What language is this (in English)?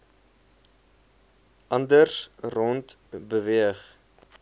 Afrikaans